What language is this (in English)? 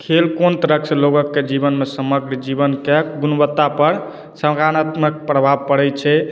Maithili